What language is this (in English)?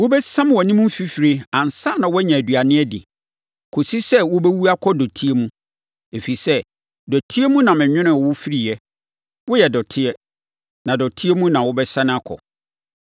Akan